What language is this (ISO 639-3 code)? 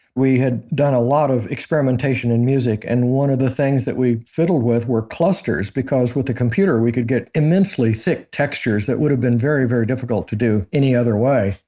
eng